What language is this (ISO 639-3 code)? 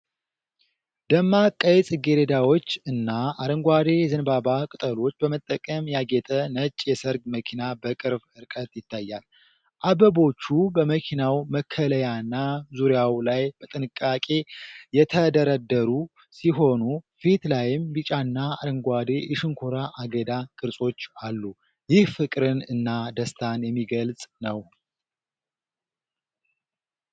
amh